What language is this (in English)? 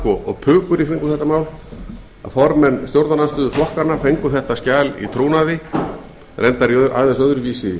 Icelandic